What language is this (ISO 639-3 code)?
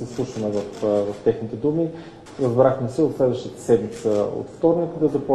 bul